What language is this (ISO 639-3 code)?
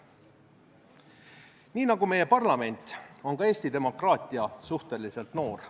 est